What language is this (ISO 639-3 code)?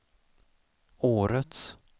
swe